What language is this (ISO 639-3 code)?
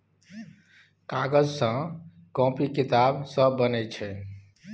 mai